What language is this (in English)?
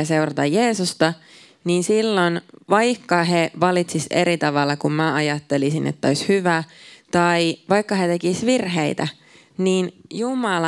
Finnish